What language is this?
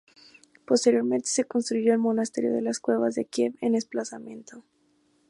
Spanish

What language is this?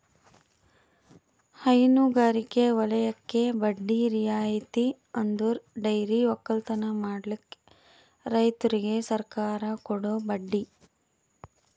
Kannada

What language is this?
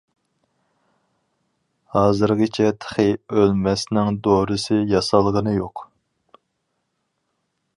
Uyghur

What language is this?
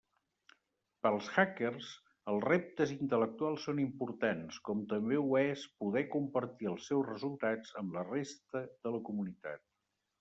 Catalan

